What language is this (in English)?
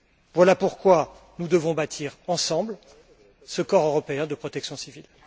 French